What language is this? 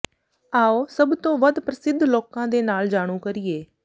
Punjabi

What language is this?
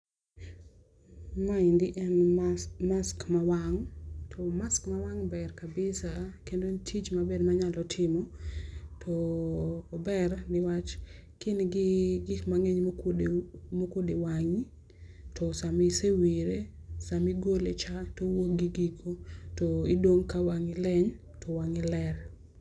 Luo (Kenya and Tanzania)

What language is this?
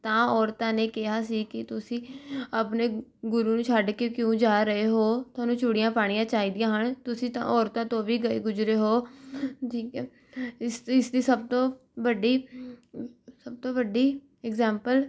Punjabi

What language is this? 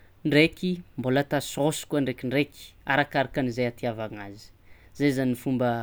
Tsimihety Malagasy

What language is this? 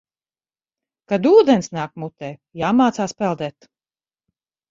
Latvian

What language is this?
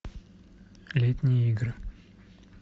Russian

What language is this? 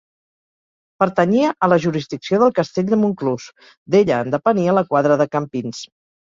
Catalan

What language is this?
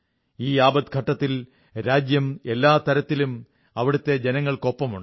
Malayalam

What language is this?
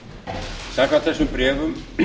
Icelandic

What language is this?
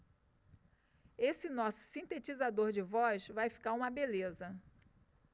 Portuguese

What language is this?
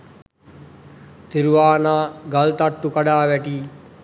Sinhala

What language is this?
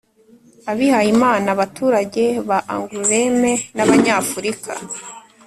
Kinyarwanda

